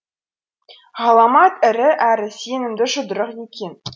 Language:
Kazakh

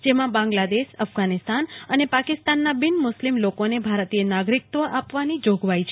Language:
Gujarati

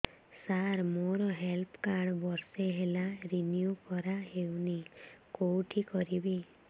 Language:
Odia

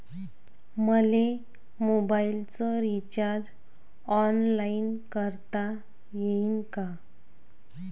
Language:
Marathi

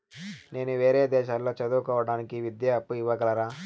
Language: Telugu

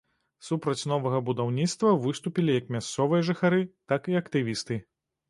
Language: Belarusian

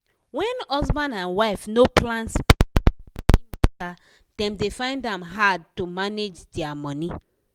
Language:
Nigerian Pidgin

